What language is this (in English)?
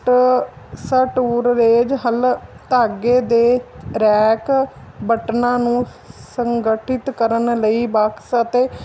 Punjabi